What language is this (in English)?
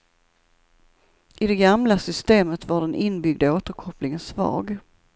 Swedish